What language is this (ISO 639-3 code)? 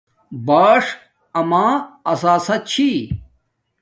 dmk